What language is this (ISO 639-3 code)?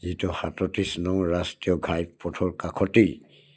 asm